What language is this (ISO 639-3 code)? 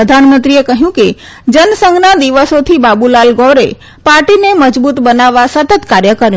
guj